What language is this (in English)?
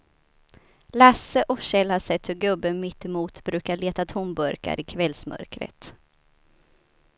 Swedish